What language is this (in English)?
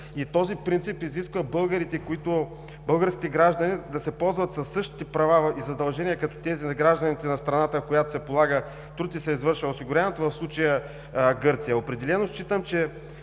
Bulgarian